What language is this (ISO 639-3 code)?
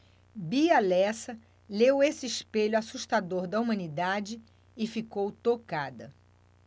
por